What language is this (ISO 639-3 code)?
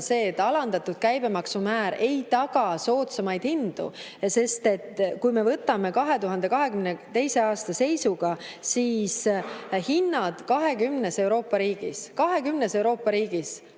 est